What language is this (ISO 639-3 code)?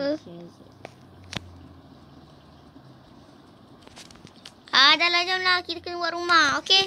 msa